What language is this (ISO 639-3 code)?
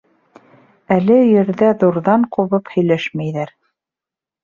bak